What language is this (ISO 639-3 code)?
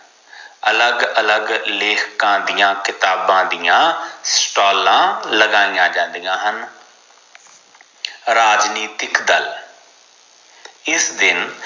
pan